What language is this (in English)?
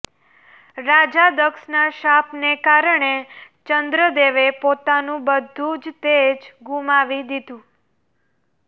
Gujarati